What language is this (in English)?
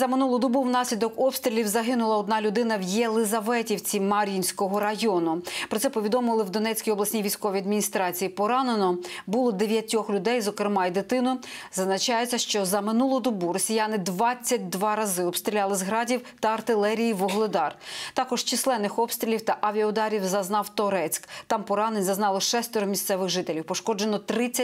Ukrainian